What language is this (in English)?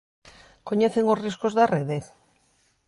Galician